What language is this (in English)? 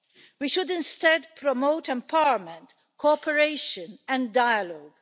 English